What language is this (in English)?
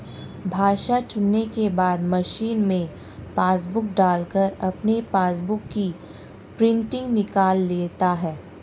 Hindi